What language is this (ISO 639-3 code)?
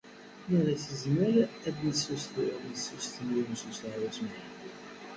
kab